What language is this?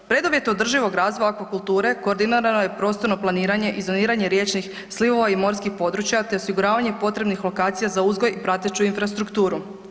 Croatian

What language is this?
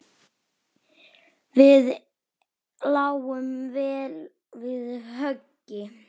Icelandic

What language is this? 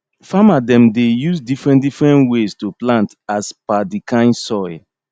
Nigerian Pidgin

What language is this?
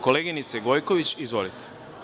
Serbian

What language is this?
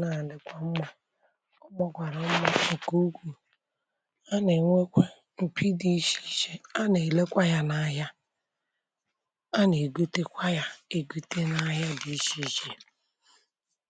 Igbo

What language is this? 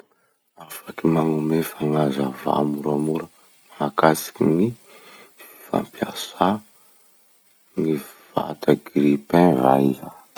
Masikoro Malagasy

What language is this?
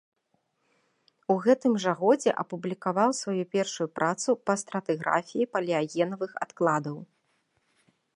Belarusian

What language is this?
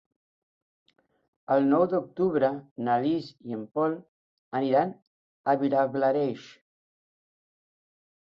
Catalan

